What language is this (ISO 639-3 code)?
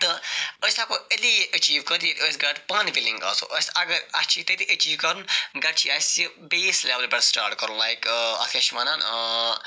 kas